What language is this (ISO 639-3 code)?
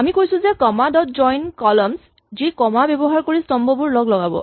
asm